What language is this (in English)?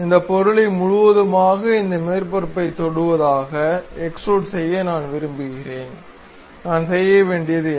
Tamil